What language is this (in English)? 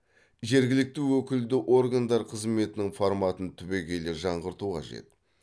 Kazakh